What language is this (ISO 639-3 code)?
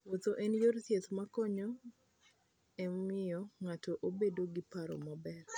luo